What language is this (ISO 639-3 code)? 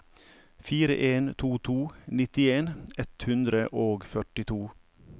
nor